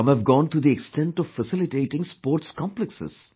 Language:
English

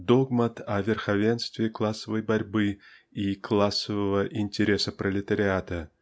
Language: Russian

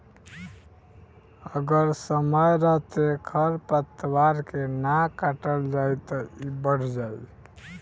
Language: Bhojpuri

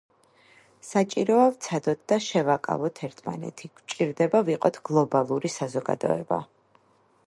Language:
Georgian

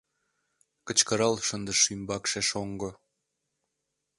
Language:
Mari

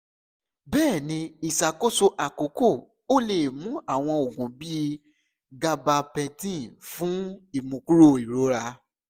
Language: Yoruba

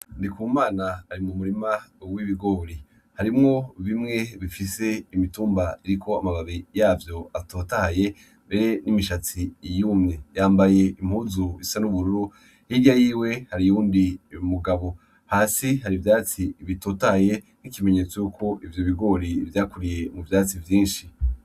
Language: Rundi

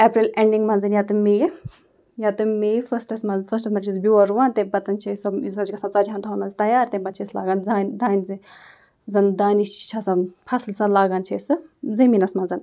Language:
Kashmiri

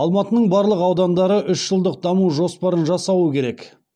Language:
Kazakh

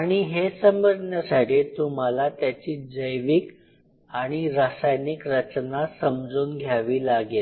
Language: Marathi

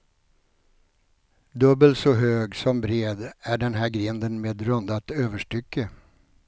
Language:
Swedish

